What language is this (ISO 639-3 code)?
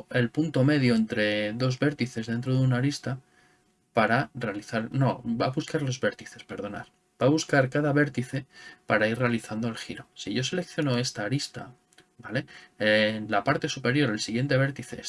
spa